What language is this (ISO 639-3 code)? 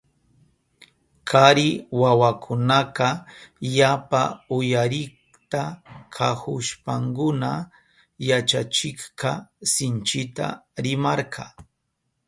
qup